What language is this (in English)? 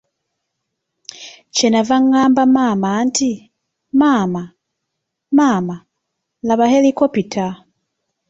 Ganda